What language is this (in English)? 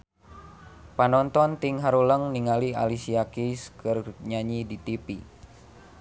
Sundanese